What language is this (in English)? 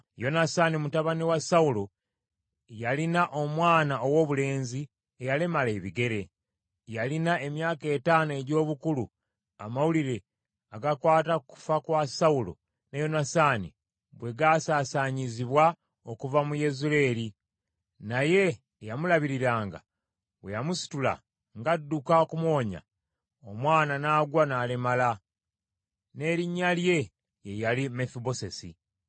Ganda